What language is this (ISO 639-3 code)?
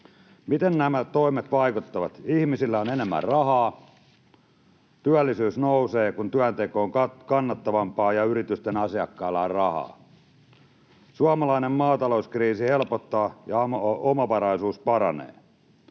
fin